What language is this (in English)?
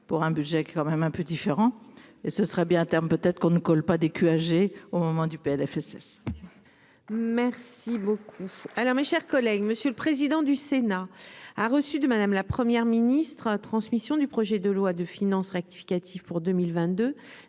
French